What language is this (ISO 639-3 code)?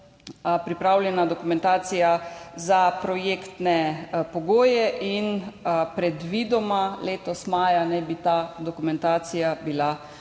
slv